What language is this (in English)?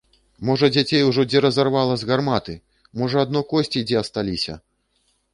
Belarusian